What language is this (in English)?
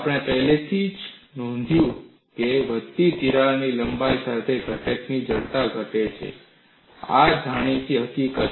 Gujarati